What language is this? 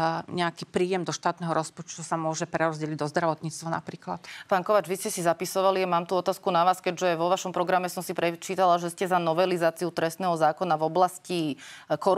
Slovak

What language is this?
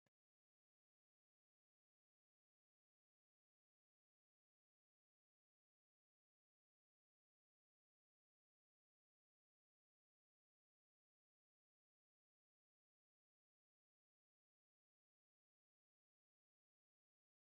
Sidamo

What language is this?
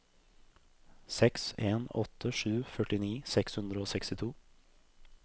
Norwegian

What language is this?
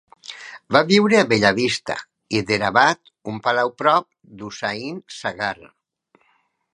Catalan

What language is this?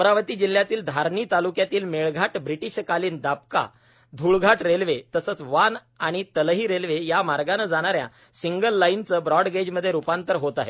Marathi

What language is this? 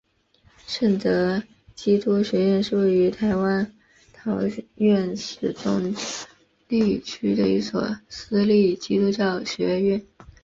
Chinese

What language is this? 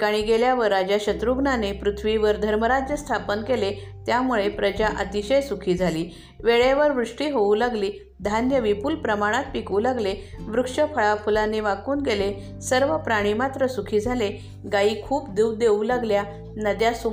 Marathi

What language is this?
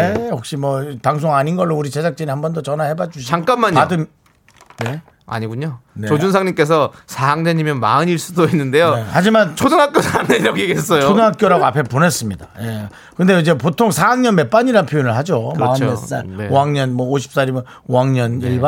Korean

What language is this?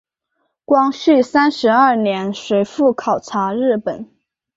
Chinese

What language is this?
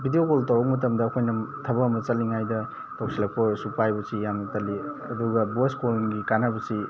Manipuri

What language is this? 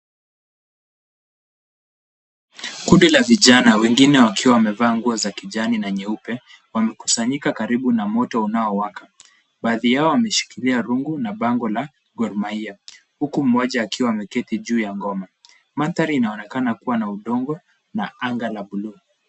Swahili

